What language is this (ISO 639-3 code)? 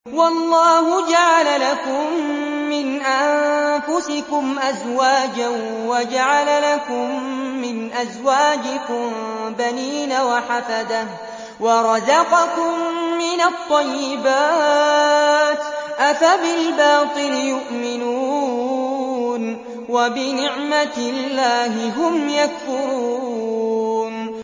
ara